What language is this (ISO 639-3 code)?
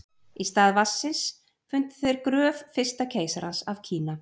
isl